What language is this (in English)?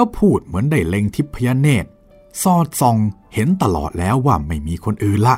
Thai